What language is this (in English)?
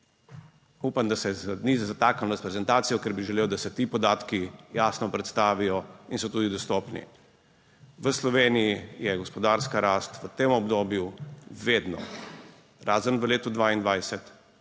Slovenian